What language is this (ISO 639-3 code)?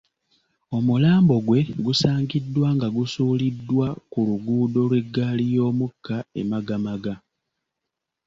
lug